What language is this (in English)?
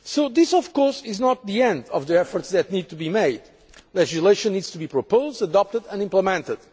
English